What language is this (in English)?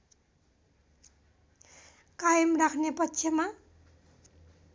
Nepali